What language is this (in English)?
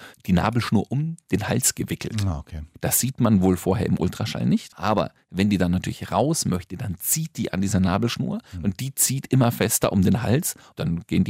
German